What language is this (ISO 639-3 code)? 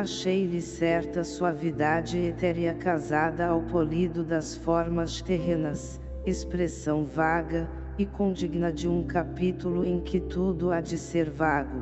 por